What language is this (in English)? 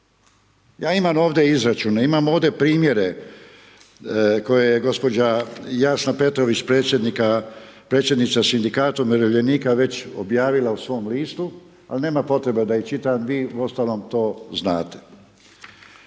Croatian